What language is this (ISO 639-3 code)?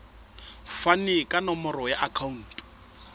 sot